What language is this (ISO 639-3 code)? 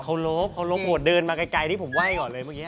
tha